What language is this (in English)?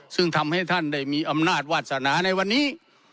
Thai